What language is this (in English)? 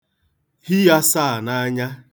Igbo